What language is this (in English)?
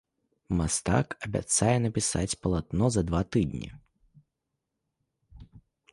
Belarusian